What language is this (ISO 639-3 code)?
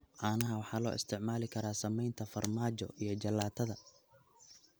som